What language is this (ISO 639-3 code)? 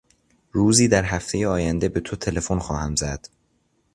fas